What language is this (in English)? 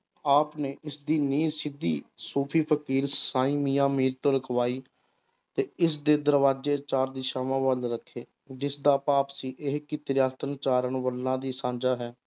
Punjabi